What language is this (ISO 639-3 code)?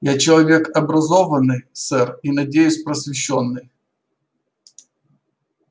rus